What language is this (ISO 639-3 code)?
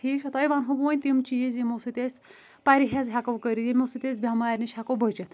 kas